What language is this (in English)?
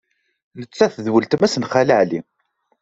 Kabyle